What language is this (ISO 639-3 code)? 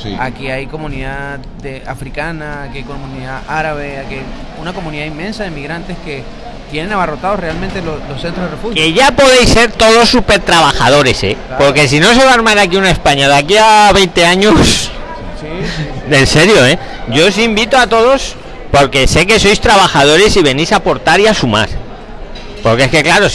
spa